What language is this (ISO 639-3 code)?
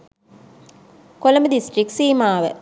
sin